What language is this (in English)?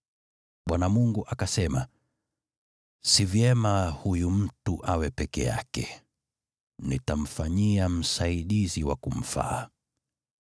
Swahili